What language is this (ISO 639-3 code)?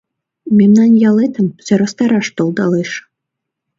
chm